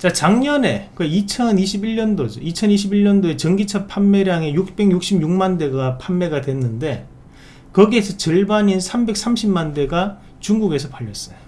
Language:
Korean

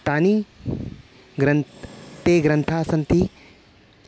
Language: Sanskrit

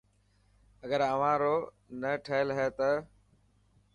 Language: Dhatki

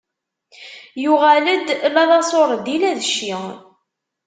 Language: Kabyle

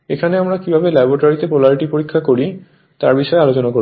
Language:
Bangla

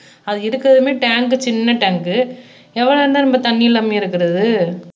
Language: Tamil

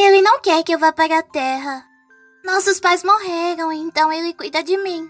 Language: Portuguese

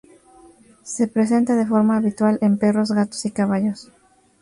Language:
Spanish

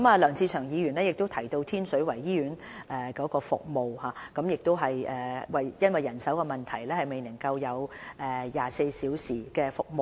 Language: Cantonese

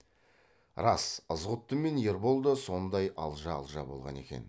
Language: Kazakh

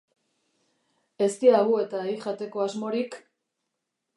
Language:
Basque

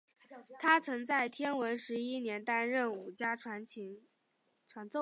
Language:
Chinese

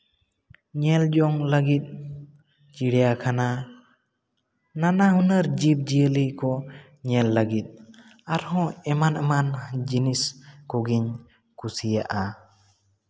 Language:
Santali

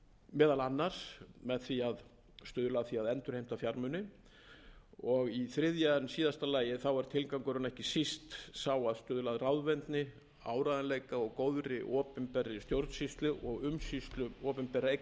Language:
Icelandic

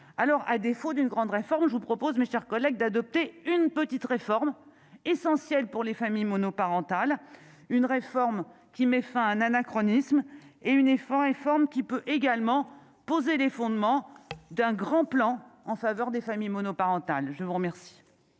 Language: French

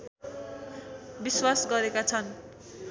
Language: Nepali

